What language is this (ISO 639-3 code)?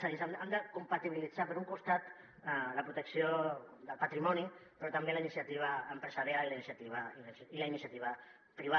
cat